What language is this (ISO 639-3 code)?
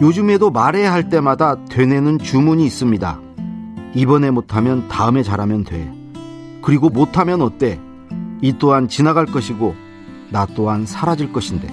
kor